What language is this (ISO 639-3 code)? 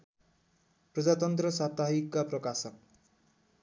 nep